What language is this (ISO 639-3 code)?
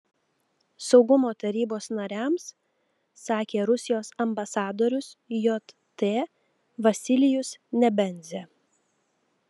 lit